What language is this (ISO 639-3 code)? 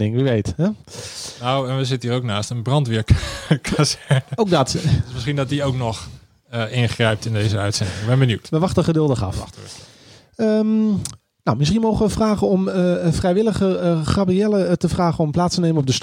nld